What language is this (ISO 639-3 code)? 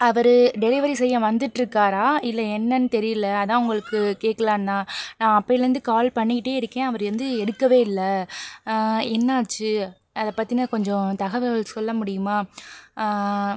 tam